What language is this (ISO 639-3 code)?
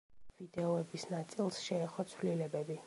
kat